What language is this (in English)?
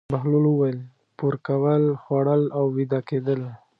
Pashto